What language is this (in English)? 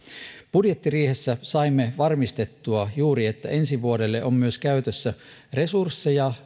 Finnish